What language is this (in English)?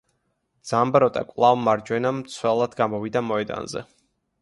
Georgian